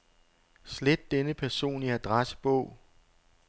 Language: Danish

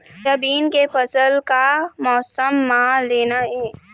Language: Chhattisgarhi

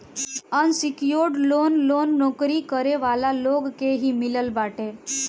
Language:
Bhojpuri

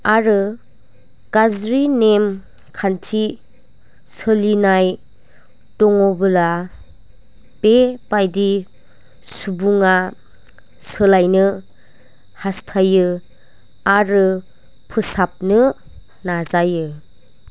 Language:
Bodo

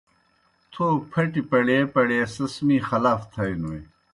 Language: Kohistani Shina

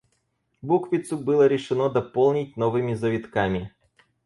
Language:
Russian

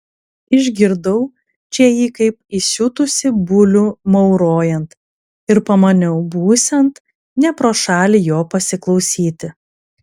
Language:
Lithuanian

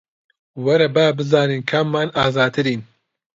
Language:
Central Kurdish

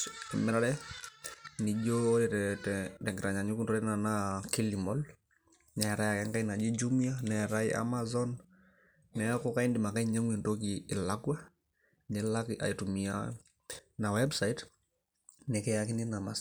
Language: Masai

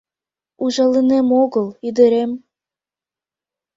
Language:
Mari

